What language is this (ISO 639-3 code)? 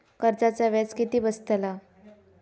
mar